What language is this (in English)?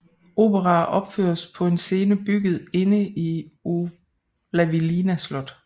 Danish